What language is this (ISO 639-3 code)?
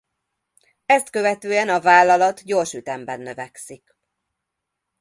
hun